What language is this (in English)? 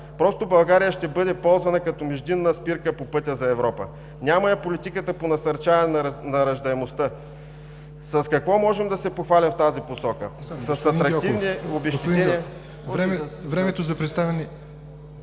Bulgarian